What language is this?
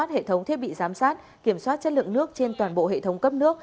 Vietnamese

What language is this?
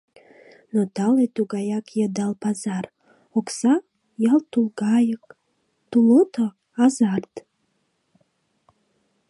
Mari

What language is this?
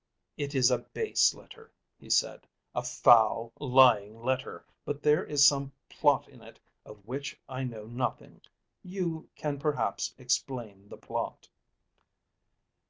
English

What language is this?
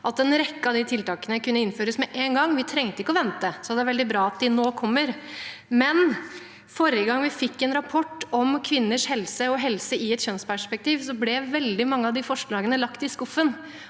Norwegian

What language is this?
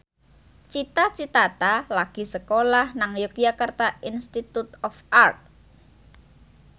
Javanese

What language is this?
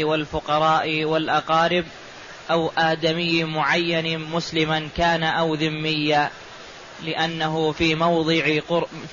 Arabic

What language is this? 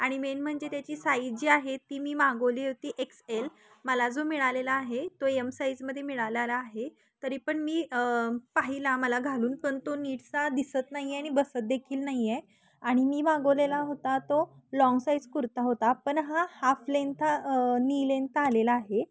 Marathi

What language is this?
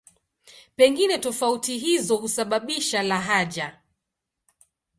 Swahili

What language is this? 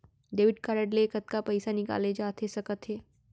Chhattisgarhi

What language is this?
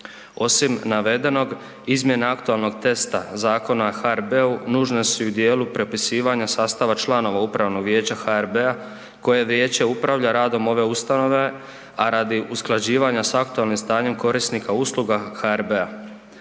Croatian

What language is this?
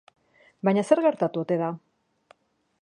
Basque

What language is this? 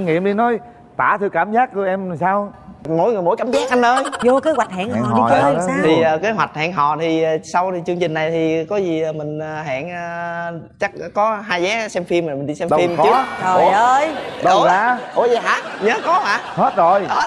Vietnamese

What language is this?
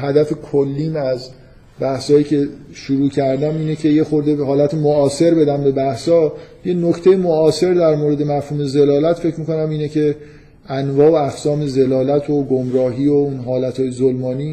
Persian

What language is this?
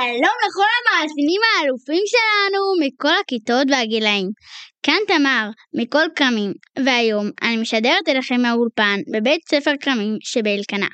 Hebrew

